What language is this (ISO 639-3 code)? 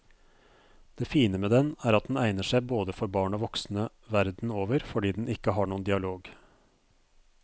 nor